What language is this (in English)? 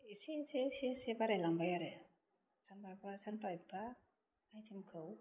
Bodo